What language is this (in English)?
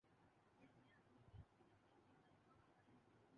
Urdu